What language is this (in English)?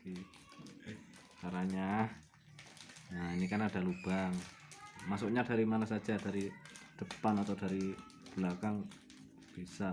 Indonesian